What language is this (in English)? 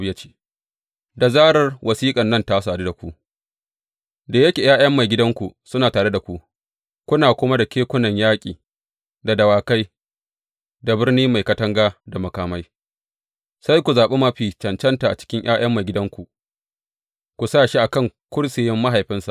Hausa